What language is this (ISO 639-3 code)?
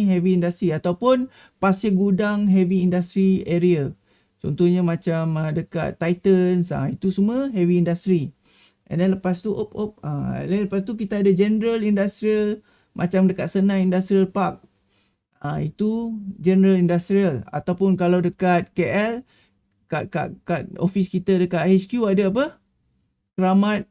msa